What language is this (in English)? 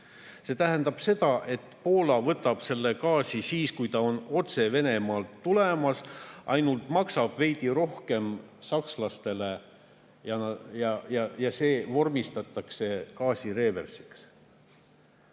Estonian